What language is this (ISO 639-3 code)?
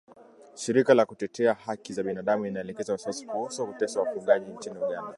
swa